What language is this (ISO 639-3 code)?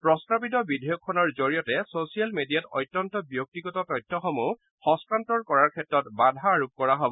asm